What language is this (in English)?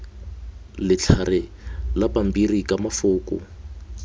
Tswana